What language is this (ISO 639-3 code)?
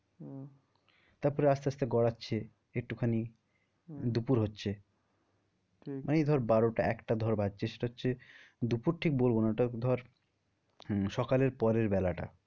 ben